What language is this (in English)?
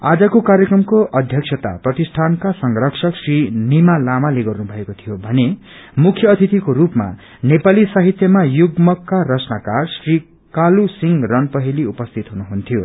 Nepali